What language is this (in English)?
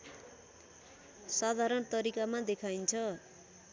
Nepali